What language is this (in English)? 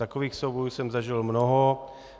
Czech